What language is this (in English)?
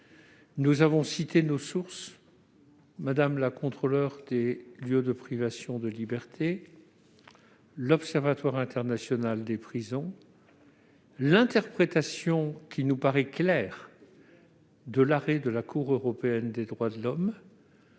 French